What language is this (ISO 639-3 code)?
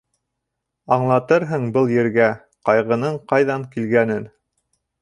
bak